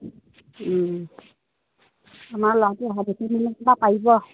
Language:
Assamese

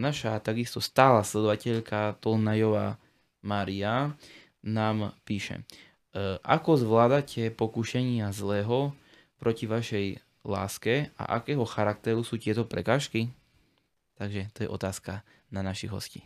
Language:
Slovak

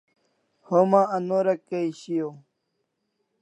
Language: Kalasha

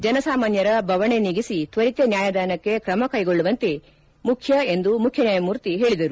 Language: Kannada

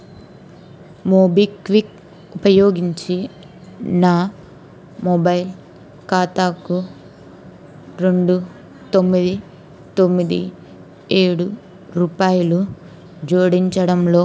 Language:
Telugu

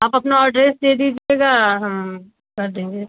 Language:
Hindi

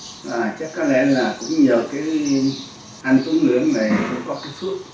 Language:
Vietnamese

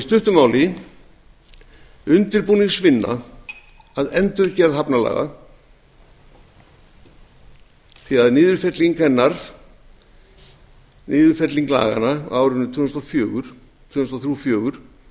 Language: Icelandic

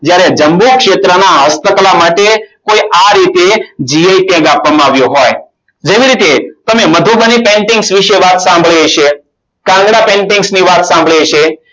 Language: Gujarati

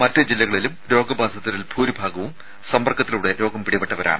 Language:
Malayalam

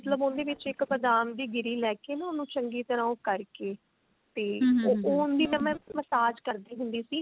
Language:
Punjabi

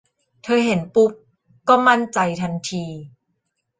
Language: Thai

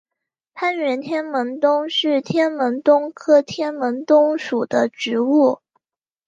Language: Chinese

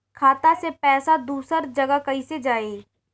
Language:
Bhojpuri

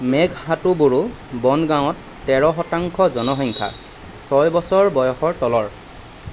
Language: Assamese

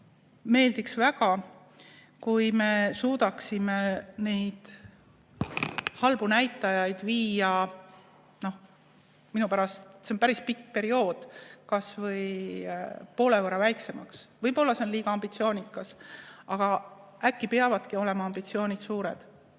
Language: Estonian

